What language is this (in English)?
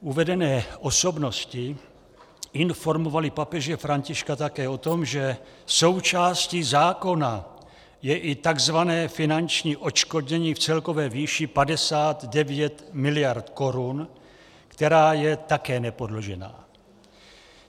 Czech